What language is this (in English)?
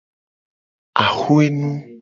Gen